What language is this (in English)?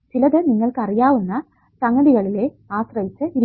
Malayalam